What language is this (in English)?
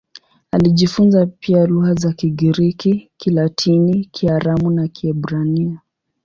Swahili